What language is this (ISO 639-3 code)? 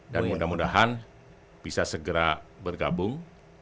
ind